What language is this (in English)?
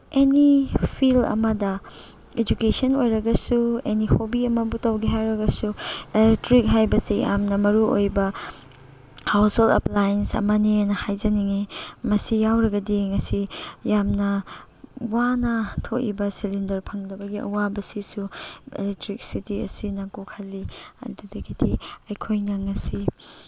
Manipuri